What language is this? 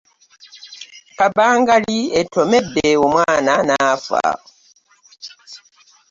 Ganda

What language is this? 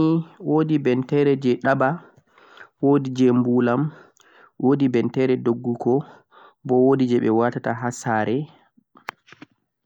Central-Eastern Niger Fulfulde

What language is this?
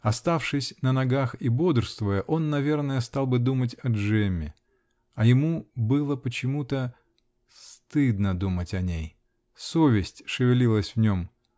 Russian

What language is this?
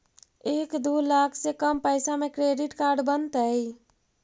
Magahi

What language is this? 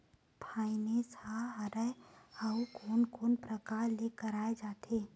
Chhattisgarhi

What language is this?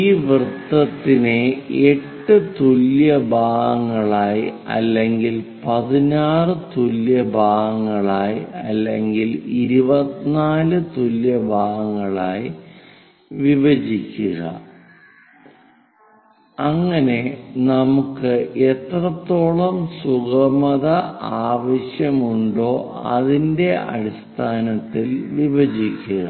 Malayalam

